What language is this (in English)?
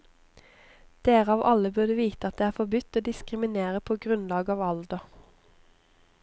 Norwegian